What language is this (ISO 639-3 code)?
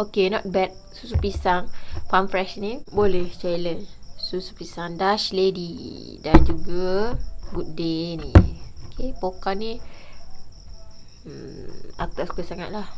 msa